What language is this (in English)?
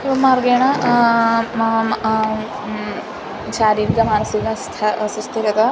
Sanskrit